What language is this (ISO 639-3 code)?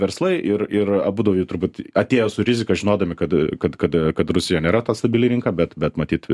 lit